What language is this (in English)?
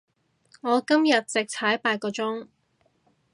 Cantonese